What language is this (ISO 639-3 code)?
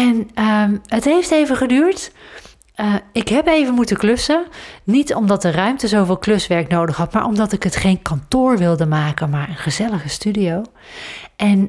nld